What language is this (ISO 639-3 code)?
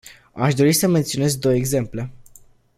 ron